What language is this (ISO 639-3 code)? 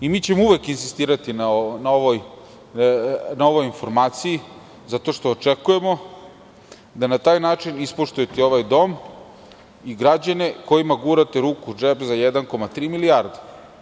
srp